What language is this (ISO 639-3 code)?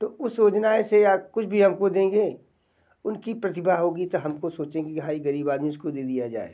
hin